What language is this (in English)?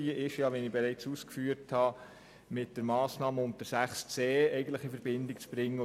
Swiss German